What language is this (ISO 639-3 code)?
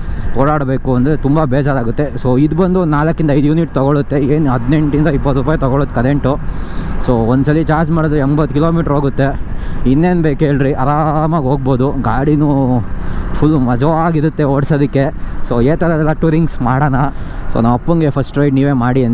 kan